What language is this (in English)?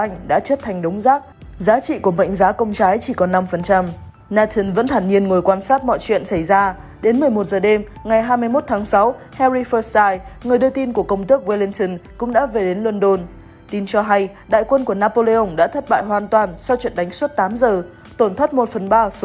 Vietnamese